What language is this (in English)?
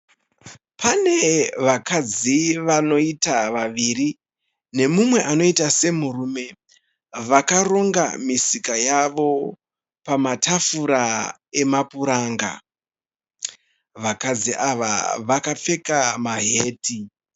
Shona